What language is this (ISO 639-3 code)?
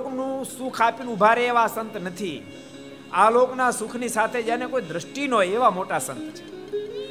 guj